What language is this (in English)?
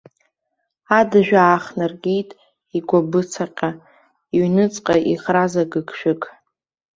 Abkhazian